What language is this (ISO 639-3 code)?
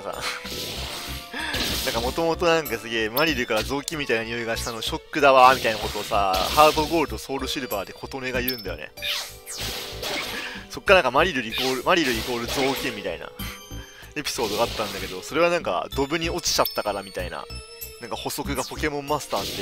jpn